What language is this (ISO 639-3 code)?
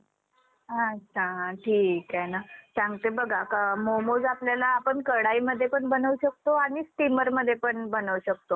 mar